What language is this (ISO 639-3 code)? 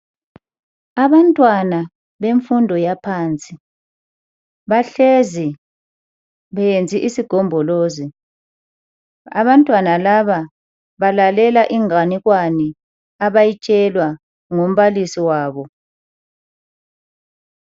nde